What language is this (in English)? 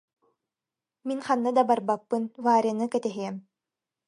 Yakut